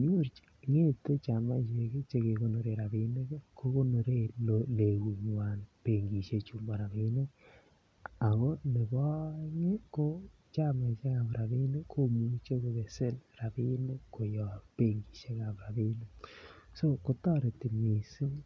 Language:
Kalenjin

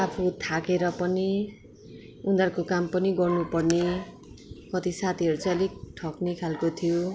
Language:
Nepali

